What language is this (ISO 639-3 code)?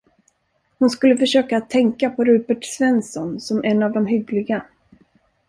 swe